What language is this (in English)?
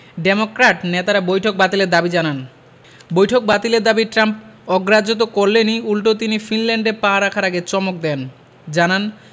Bangla